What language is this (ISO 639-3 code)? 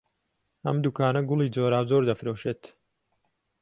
ckb